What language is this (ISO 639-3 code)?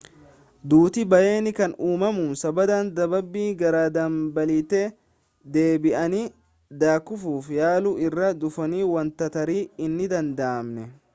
orm